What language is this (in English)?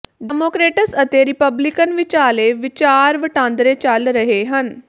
Punjabi